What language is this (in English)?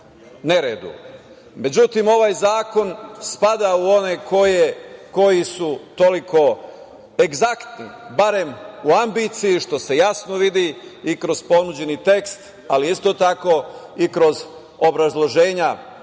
Serbian